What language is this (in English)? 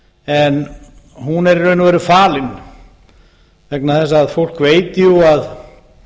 Icelandic